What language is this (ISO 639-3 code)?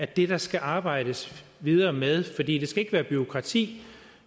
dan